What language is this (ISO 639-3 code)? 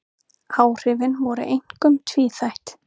isl